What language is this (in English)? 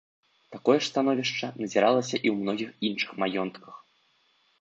Belarusian